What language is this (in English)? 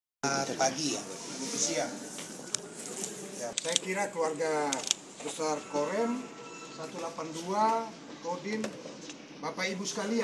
Indonesian